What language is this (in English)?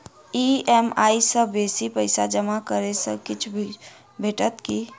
Maithili